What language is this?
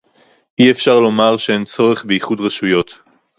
Hebrew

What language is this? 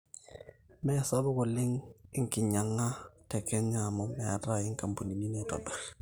Masai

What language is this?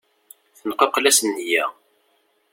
Kabyle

